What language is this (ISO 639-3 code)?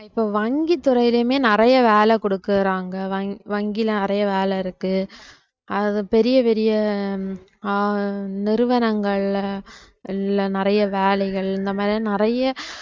tam